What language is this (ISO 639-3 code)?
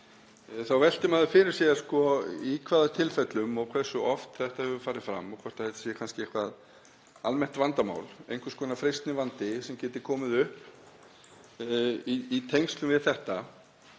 isl